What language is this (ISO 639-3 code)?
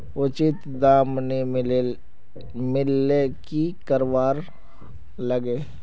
mag